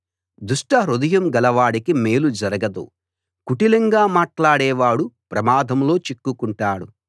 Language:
Telugu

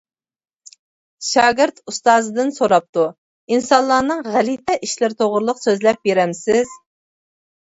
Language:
Uyghur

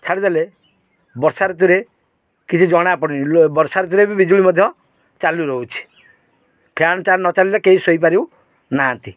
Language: Odia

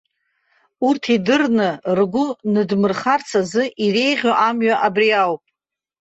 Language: Abkhazian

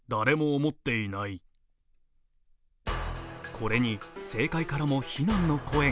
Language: Japanese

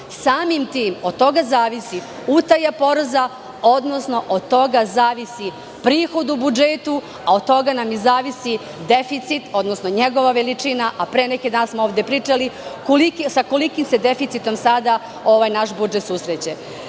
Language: Serbian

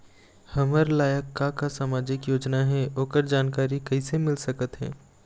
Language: Chhattisgarhi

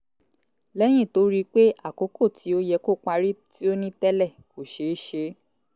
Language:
Yoruba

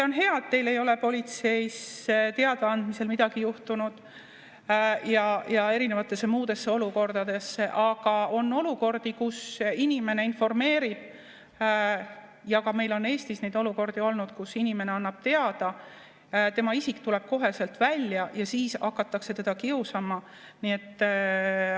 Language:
Estonian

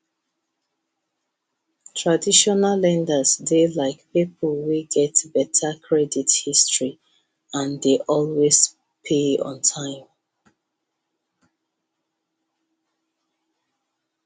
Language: Nigerian Pidgin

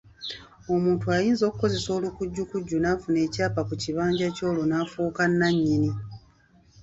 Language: Ganda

